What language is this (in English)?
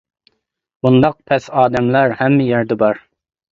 Uyghur